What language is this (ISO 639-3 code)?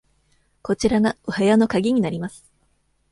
jpn